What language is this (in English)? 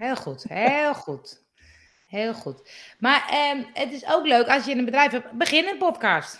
Dutch